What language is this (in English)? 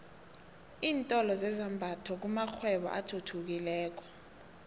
South Ndebele